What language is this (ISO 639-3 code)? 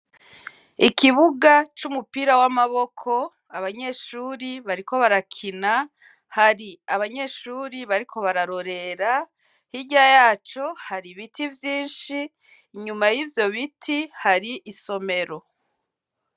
run